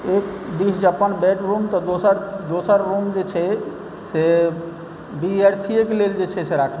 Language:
Maithili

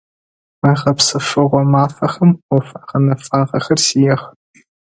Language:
Adyghe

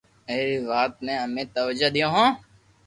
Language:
Loarki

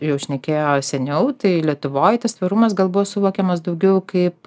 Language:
Lithuanian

